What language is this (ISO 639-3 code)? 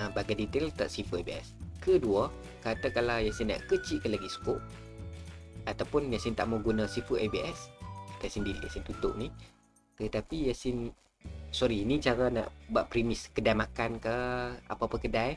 msa